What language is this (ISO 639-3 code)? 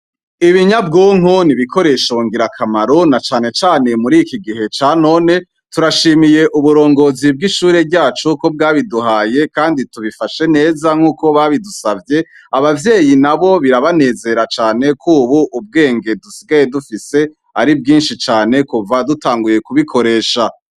run